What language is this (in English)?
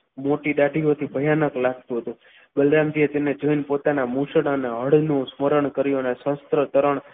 Gujarati